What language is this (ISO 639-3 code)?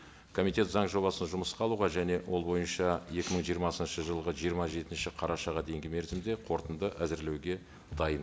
kaz